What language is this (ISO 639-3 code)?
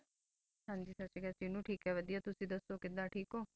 pan